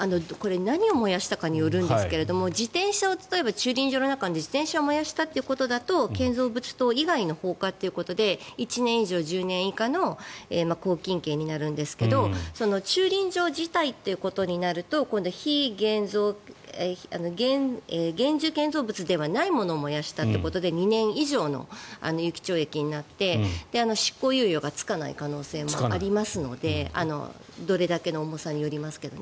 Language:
Japanese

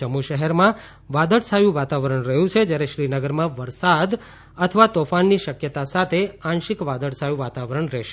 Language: Gujarati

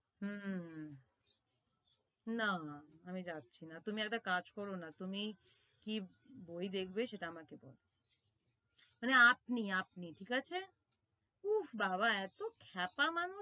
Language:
Bangla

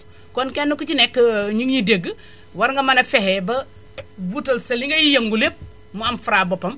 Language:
Wolof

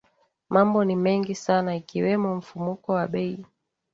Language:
Swahili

